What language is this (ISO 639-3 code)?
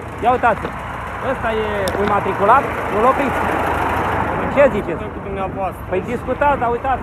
ron